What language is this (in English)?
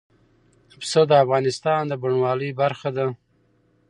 Pashto